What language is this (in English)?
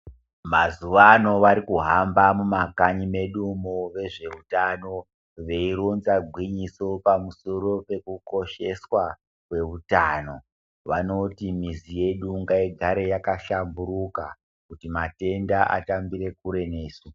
Ndau